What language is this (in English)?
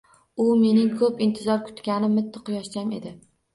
Uzbek